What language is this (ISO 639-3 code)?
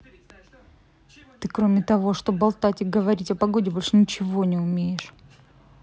rus